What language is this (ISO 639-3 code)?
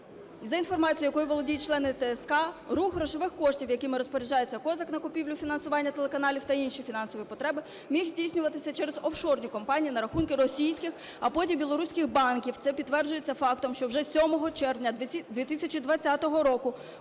ukr